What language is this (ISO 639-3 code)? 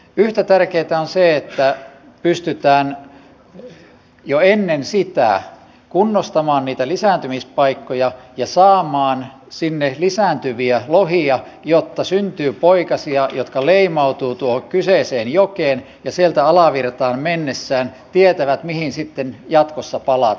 fin